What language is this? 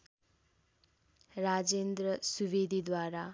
Nepali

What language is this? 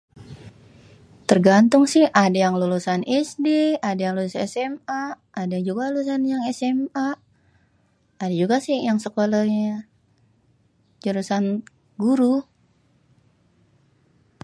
Betawi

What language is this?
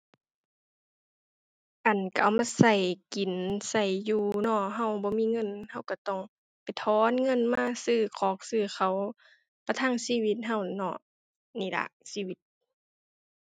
Thai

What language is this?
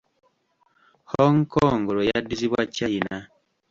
Ganda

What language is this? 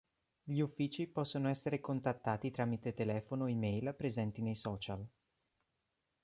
Italian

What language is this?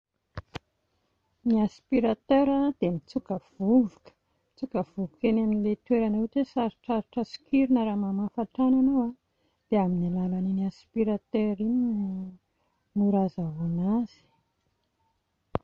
Malagasy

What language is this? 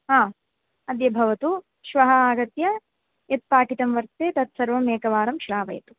Sanskrit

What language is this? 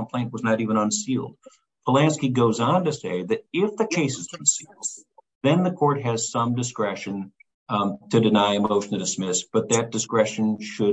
English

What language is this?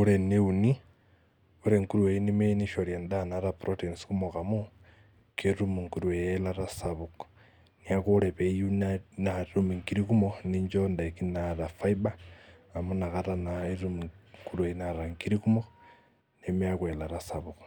Masai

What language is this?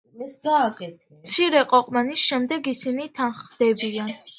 Georgian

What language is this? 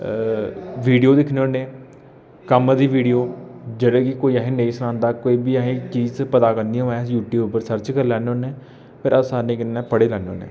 Dogri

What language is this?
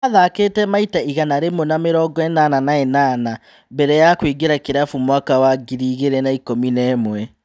Kikuyu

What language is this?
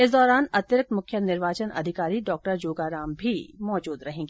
Hindi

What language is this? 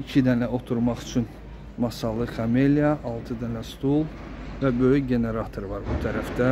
Turkish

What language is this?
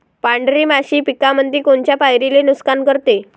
Marathi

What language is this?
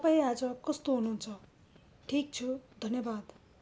Nepali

